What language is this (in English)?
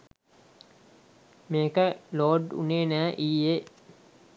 Sinhala